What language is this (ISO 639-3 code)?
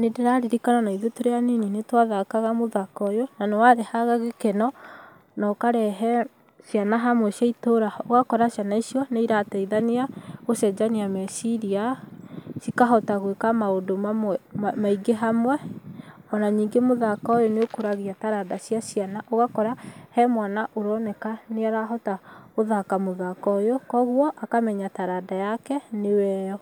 kik